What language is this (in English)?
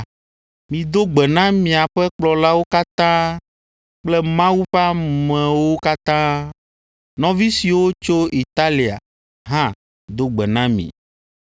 Ewe